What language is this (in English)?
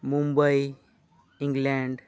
Santali